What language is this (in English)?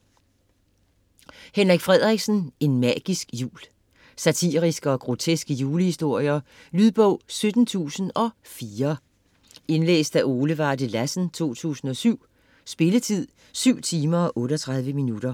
Danish